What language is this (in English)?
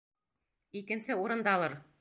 Bashkir